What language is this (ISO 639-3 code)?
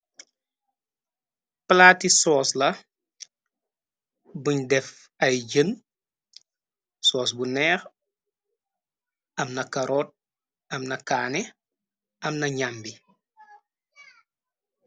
wol